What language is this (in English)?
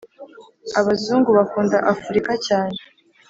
Kinyarwanda